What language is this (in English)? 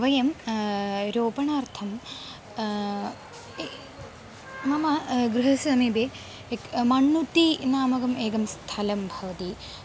Sanskrit